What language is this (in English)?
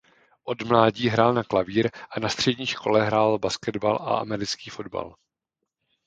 Czech